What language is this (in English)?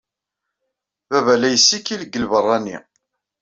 Kabyle